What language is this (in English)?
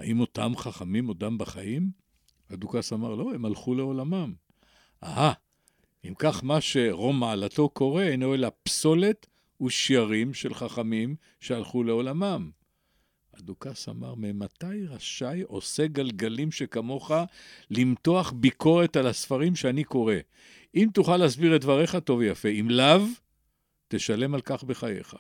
Hebrew